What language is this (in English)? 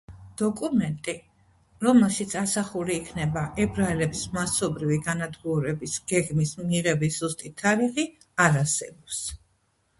Georgian